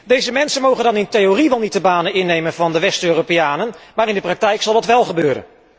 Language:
Dutch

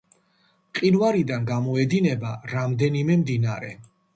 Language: Georgian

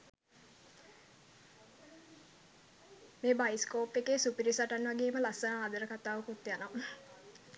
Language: Sinhala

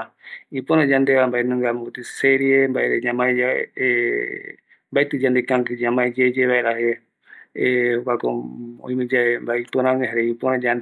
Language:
Eastern Bolivian Guaraní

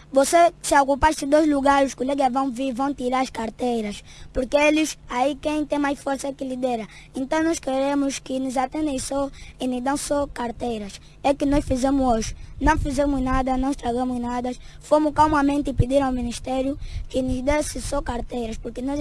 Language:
Portuguese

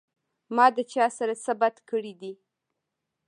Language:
Pashto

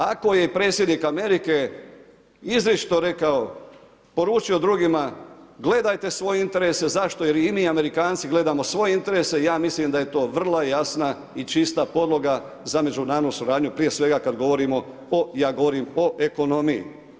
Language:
Croatian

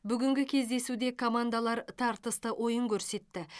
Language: Kazakh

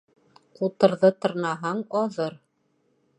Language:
Bashkir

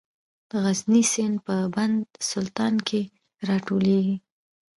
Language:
Pashto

